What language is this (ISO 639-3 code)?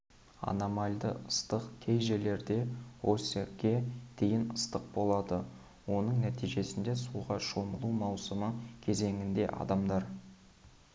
kaz